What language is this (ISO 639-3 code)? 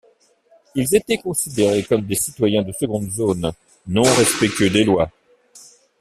fra